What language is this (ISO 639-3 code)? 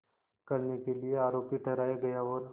hin